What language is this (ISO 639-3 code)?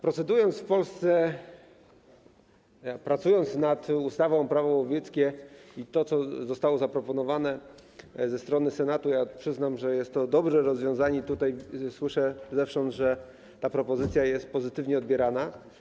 pol